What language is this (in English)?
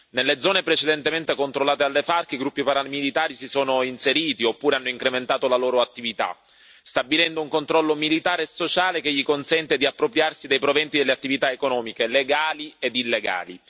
Italian